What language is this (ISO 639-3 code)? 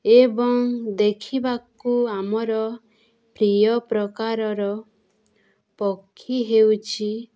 ori